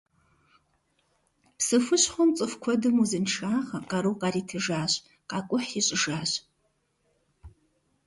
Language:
Kabardian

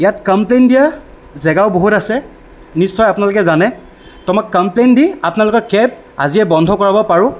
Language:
Assamese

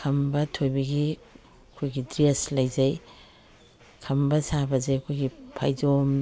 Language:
Manipuri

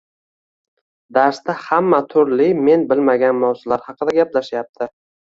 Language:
Uzbek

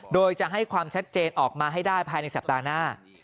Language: Thai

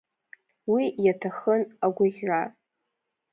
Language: Abkhazian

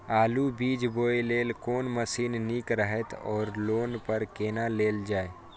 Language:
Maithili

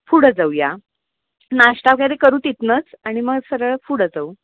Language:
Marathi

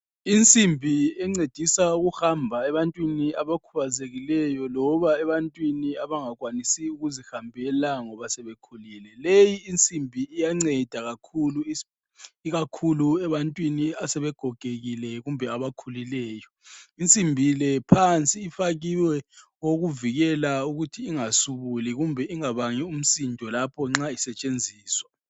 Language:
North Ndebele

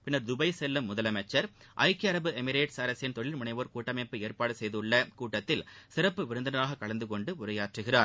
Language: Tamil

